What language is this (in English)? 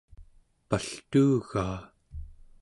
Central Yupik